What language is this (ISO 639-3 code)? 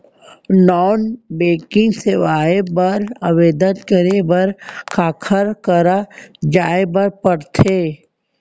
hne